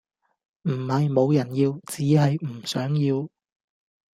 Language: Cantonese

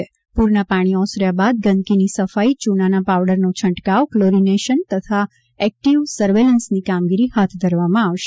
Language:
Gujarati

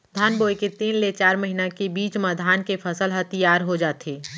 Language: Chhattisgarhi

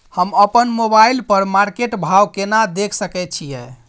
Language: Maithili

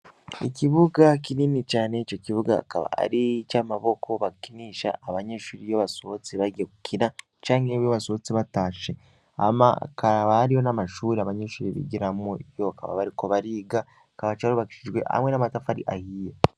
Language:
Rundi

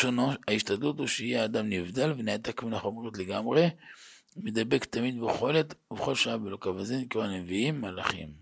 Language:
Hebrew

